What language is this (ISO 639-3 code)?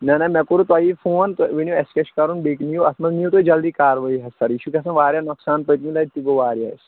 kas